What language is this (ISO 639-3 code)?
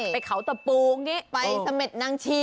tha